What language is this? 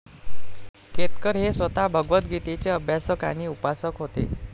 Marathi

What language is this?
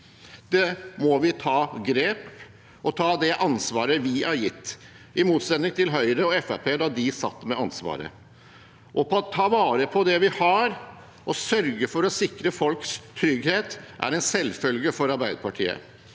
Norwegian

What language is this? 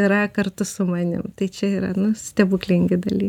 Lithuanian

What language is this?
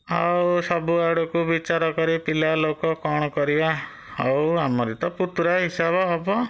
Odia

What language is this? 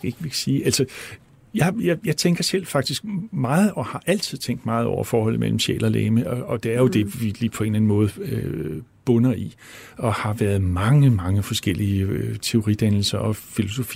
Danish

